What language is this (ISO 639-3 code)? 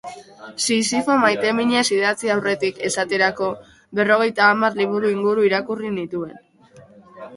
eus